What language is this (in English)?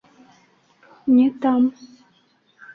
Bashkir